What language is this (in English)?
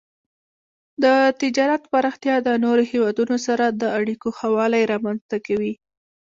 Pashto